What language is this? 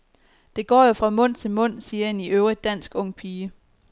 Danish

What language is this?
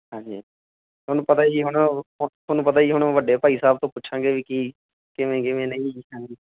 Punjabi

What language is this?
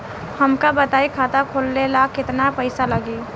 Bhojpuri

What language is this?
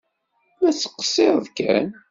Kabyle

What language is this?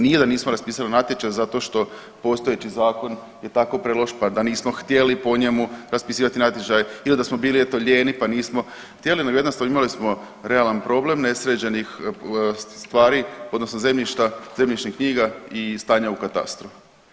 Croatian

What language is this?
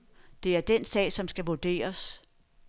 Danish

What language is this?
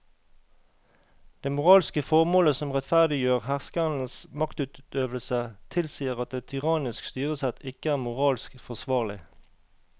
Norwegian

